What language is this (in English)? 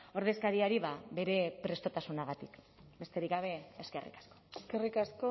Basque